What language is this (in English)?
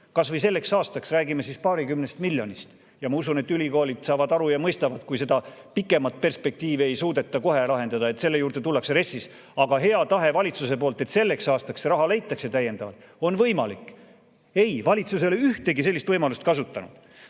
Estonian